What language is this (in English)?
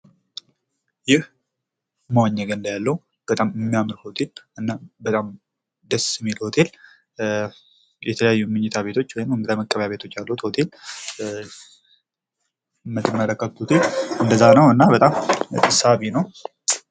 Amharic